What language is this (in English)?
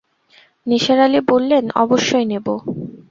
Bangla